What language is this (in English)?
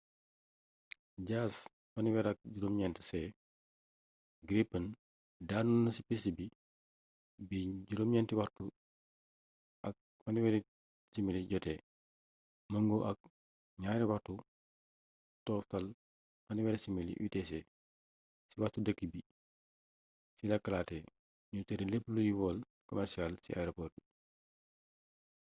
Wolof